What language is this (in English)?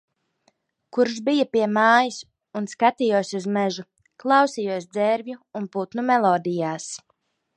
Latvian